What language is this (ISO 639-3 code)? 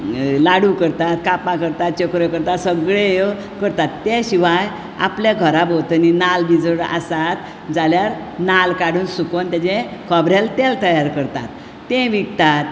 kok